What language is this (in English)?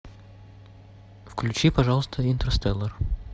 Russian